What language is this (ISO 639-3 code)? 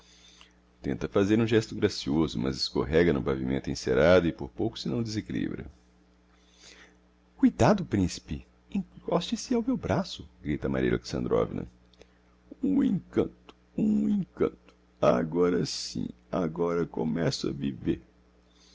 por